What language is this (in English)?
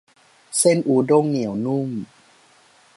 Thai